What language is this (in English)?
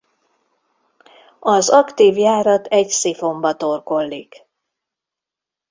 Hungarian